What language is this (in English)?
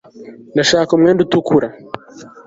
Kinyarwanda